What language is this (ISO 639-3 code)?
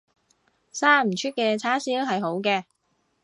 yue